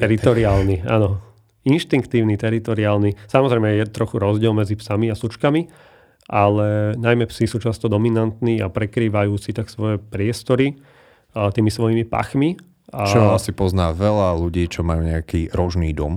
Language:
Slovak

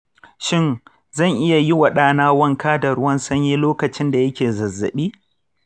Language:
Hausa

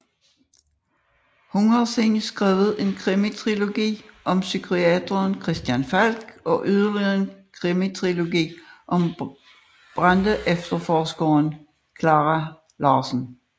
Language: Danish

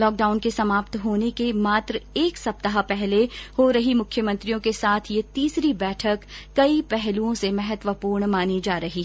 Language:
Hindi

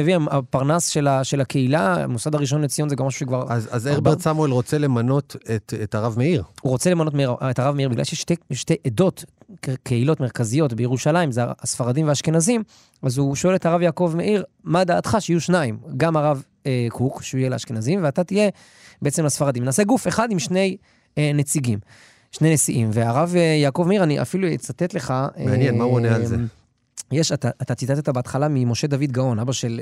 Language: Hebrew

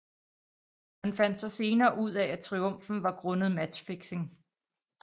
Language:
Danish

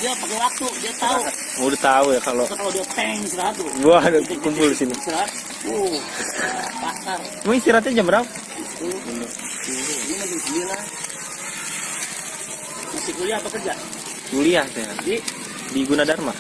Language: Indonesian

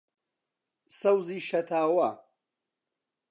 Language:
Central Kurdish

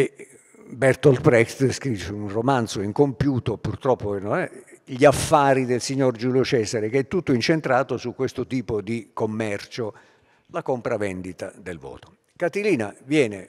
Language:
Italian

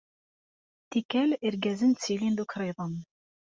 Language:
Kabyle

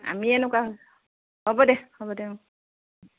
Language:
Assamese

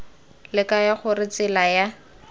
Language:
Tswana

